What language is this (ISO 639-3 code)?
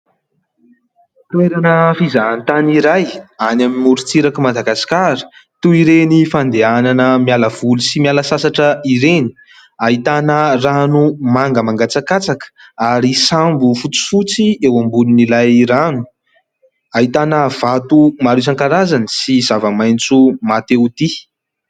mlg